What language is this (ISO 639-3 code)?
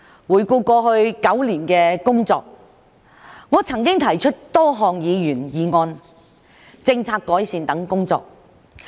yue